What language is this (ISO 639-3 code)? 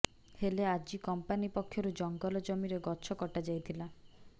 ori